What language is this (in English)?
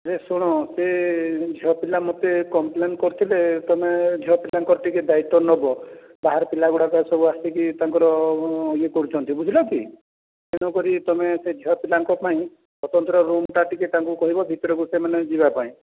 Odia